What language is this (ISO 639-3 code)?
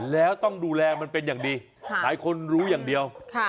tha